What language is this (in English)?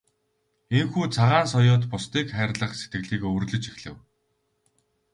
Mongolian